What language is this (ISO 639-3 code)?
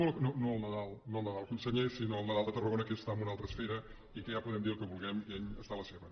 cat